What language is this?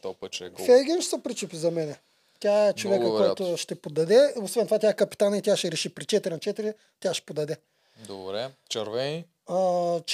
Bulgarian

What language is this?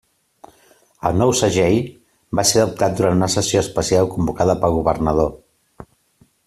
Catalan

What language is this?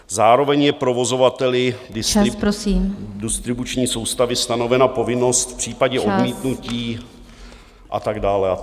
Czech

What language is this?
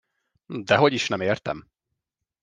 Hungarian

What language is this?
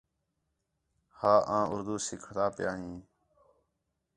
Khetrani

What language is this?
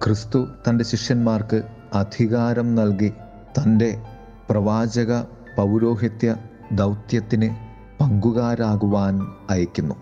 Malayalam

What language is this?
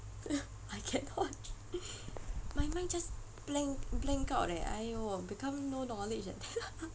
English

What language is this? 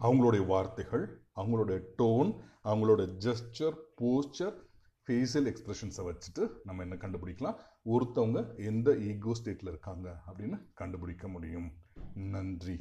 Tamil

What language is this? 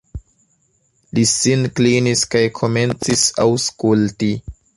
Esperanto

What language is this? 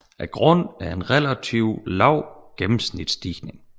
Danish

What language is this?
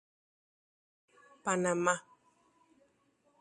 Spanish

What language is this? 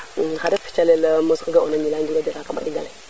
Serer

